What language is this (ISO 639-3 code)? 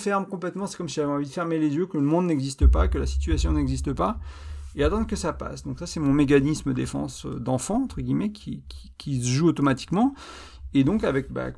fra